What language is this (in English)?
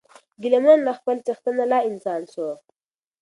Pashto